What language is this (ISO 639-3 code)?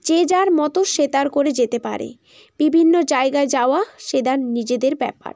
ben